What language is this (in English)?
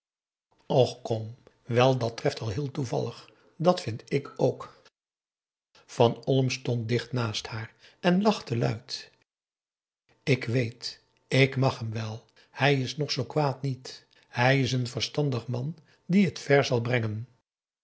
Dutch